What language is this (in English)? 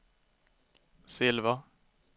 Swedish